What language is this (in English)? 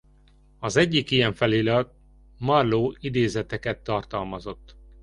Hungarian